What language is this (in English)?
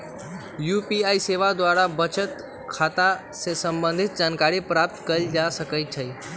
Magahi